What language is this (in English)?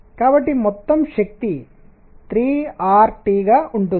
Telugu